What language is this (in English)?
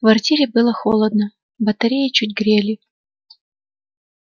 Russian